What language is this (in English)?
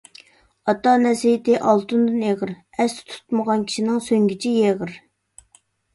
Uyghur